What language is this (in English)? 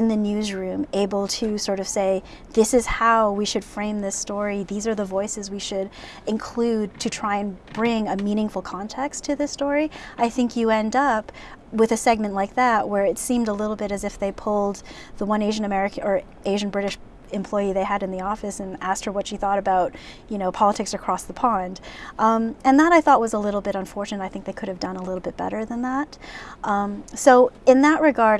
English